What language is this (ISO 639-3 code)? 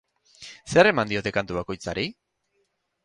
eus